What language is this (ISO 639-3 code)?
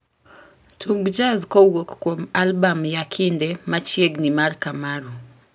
luo